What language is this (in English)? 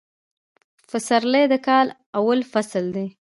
Pashto